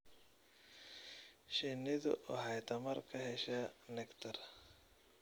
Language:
Somali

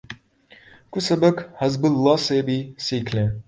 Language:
Urdu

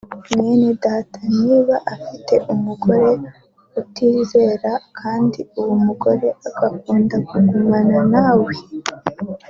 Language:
Kinyarwanda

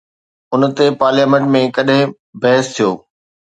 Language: Sindhi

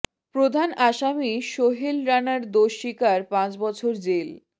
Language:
Bangla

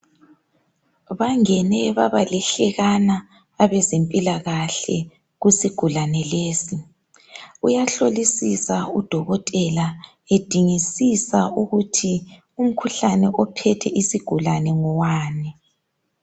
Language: North Ndebele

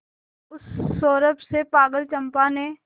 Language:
Hindi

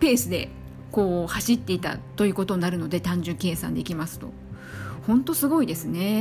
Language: Japanese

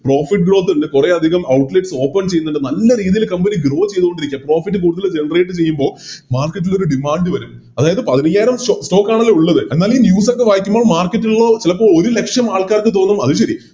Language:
Malayalam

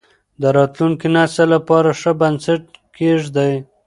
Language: Pashto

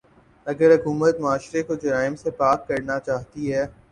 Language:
Urdu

